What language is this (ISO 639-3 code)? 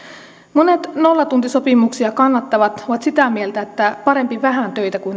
fin